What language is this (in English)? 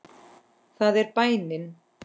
Icelandic